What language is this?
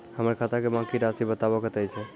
Maithili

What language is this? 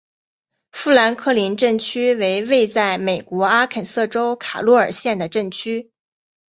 Chinese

